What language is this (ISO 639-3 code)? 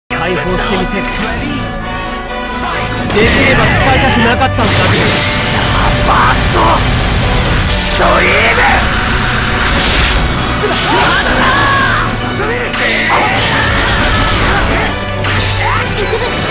jpn